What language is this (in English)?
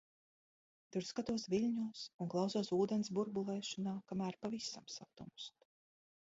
Latvian